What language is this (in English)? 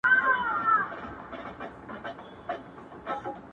Pashto